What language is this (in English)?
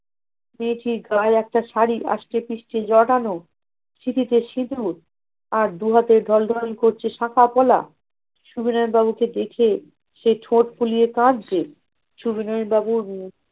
Bangla